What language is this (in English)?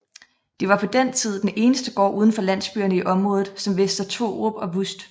Danish